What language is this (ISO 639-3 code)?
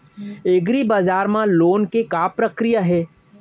hne